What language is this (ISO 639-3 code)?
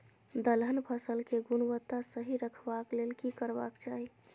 mai